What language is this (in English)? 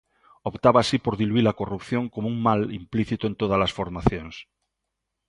Galician